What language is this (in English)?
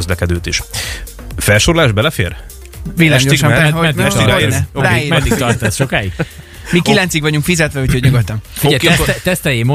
Hungarian